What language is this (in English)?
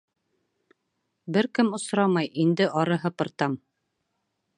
Bashkir